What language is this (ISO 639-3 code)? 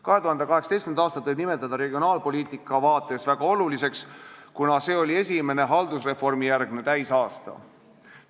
est